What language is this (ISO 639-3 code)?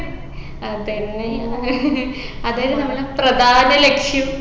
mal